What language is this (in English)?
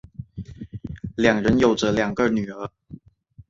Chinese